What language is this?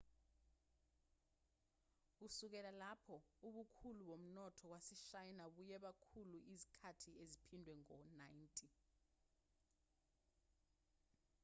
Zulu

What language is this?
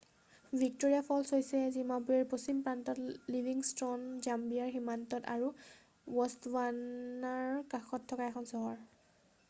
Assamese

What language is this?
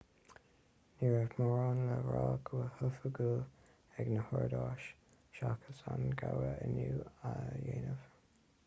Irish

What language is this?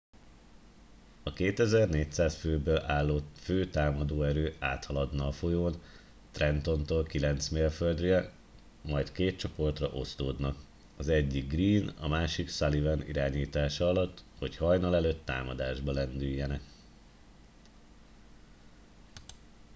Hungarian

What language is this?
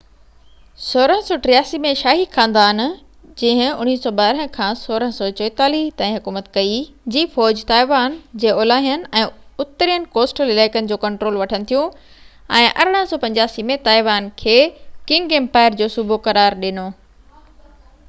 Sindhi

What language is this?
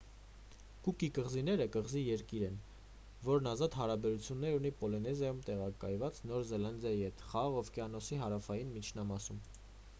Armenian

